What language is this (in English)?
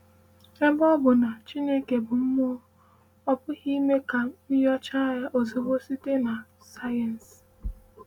Igbo